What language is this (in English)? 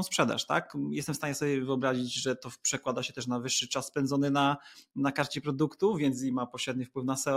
Polish